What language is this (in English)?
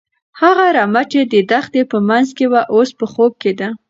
Pashto